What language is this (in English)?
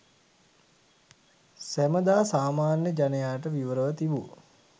Sinhala